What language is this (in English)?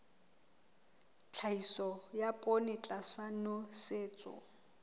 Southern Sotho